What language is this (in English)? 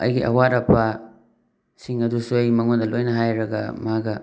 Manipuri